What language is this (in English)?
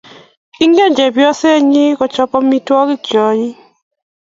Kalenjin